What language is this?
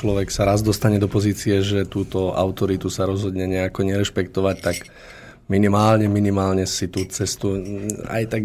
Slovak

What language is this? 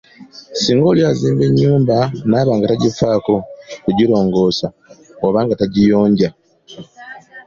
Ganda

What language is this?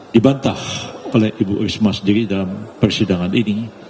Indonesian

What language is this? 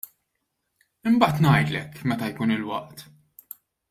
Maltese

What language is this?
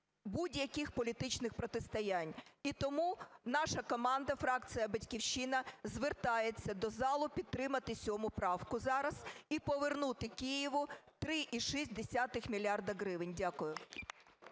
Ukrainian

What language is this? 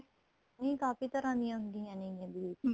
Punjabi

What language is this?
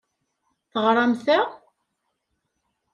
Kabyle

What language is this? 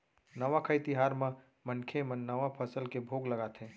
Chhattisgarhi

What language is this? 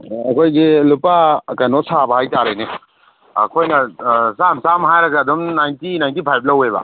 Manipuri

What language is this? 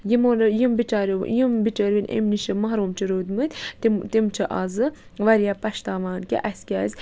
Kashmiri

